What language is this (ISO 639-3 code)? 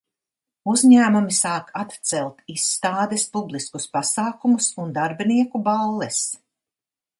lav